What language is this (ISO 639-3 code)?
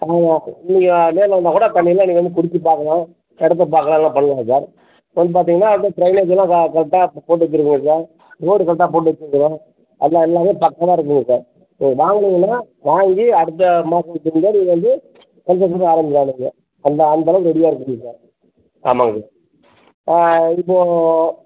tam